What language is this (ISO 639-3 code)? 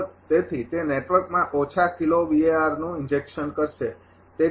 guj